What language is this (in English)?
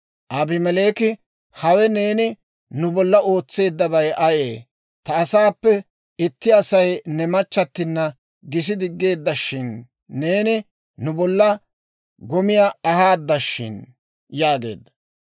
Dawro